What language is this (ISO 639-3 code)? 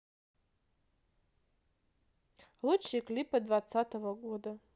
rus